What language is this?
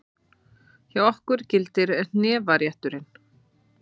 Icelandic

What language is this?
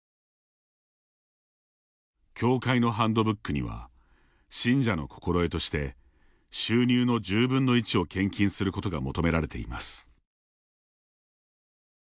Japanese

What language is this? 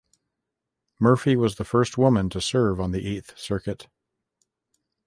English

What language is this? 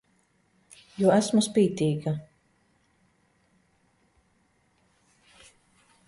Latvian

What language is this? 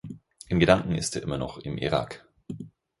German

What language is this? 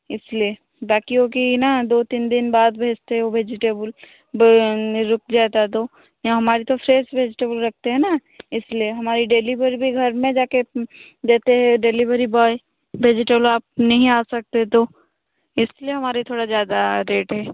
Hindi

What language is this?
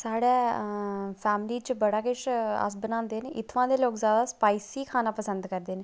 Dogri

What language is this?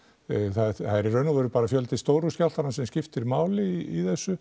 Icelandic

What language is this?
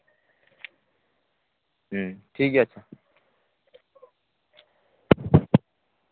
Santali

